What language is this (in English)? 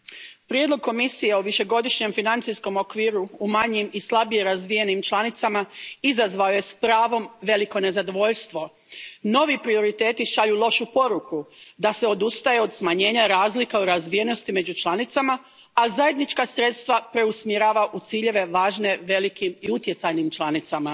Croatian